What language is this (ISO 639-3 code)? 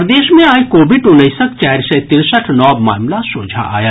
mai